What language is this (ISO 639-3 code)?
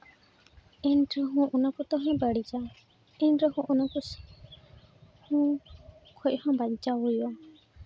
sat